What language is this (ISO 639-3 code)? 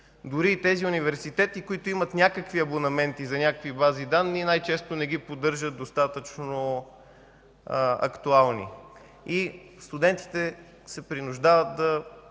bul